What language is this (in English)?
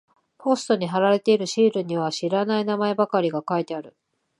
Japanese